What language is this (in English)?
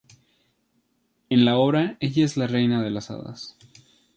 Spanish